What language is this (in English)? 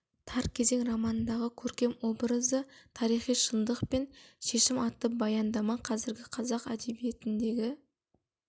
Kazakh